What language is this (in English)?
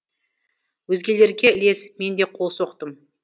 Kazakh